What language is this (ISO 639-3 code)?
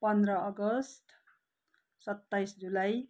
nep